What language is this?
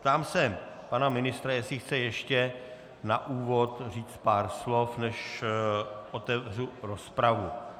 Czech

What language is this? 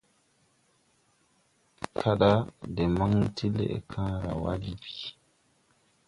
Tupuri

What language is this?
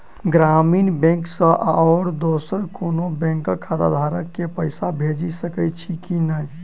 Maithili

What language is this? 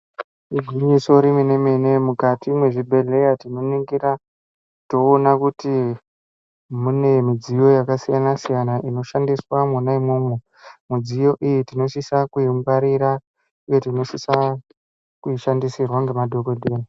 Ndau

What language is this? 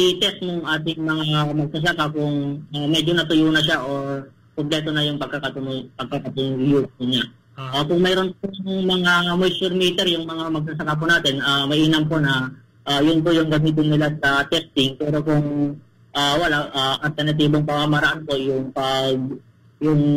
Filipino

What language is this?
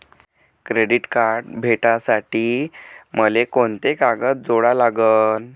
Marathi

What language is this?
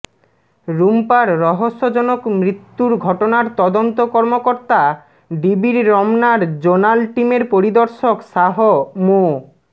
Bangla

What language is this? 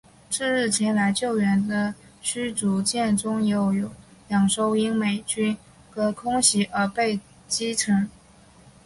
Chinese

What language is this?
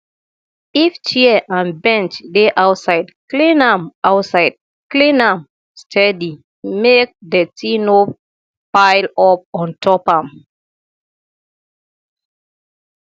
Nigerian Pidgin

